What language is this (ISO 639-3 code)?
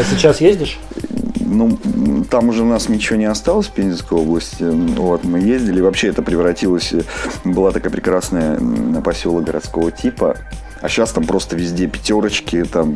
rus